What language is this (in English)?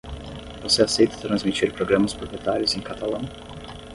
Portuguese